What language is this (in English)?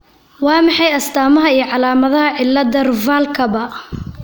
Somali